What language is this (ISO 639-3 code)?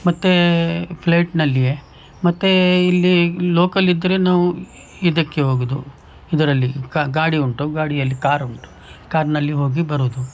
kan